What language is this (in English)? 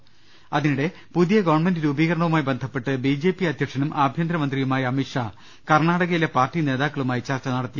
Malayalam